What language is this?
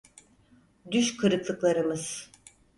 Turkish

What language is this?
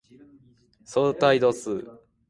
Japanese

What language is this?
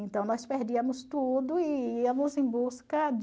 Portuguese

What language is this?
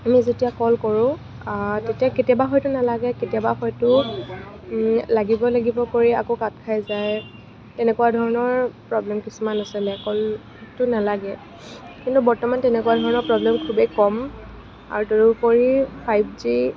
Assamese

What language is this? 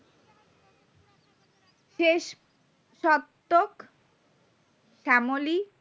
Bangla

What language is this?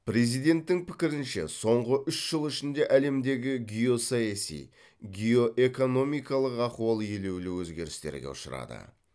Kazakh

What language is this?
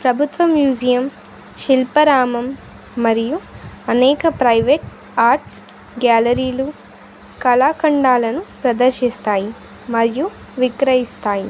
Telugu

